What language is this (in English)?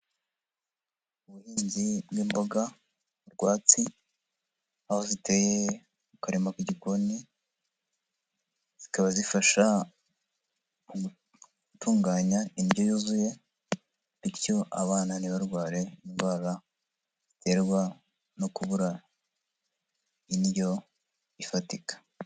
Kinyarwanda